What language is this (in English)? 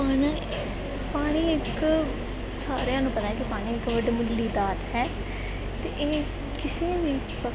Punjabi